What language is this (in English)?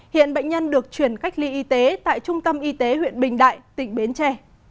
Vietnamese